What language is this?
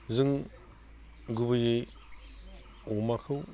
Bodo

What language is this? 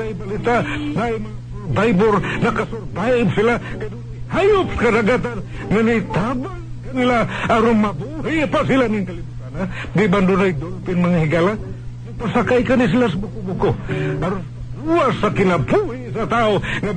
Filipino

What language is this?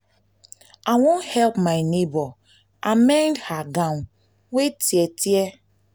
Nigerian Pidgin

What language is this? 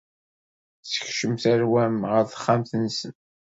Kabyle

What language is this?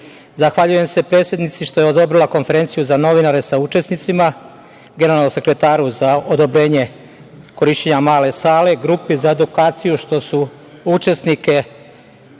Serbian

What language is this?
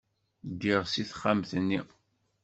Kabyle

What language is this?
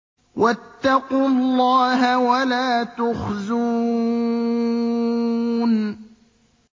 Arabic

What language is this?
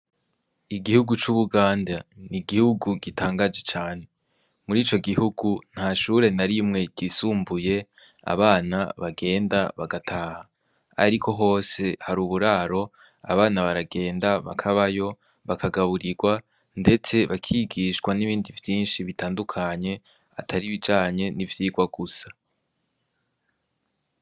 Rundi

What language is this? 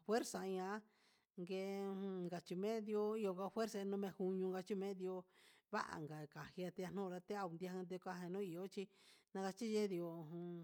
Huitepec Mixtec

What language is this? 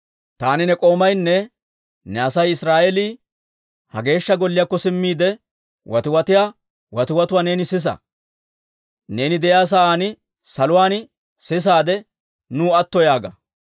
Dawro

